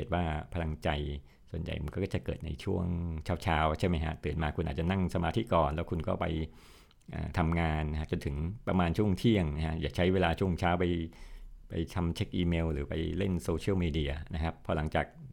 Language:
Thai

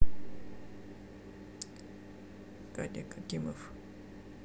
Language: Russian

